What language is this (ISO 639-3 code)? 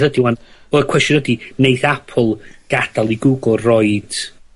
cym